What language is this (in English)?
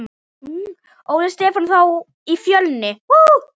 Icelandic